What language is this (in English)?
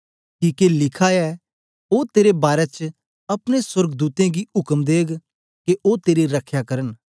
Dogri